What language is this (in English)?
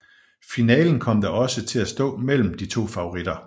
Danish